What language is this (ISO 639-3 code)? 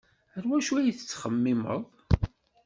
kab